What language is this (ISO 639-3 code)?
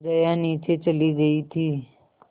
hin